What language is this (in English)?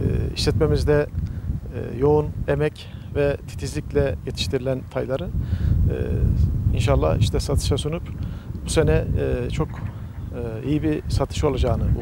Turkish